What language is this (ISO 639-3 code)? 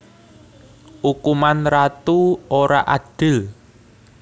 jav